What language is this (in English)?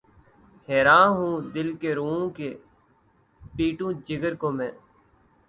Urdu